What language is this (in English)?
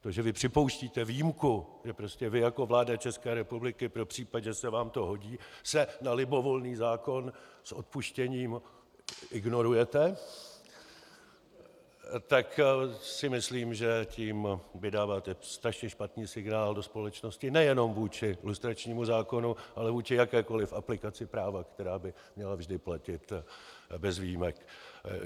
Czech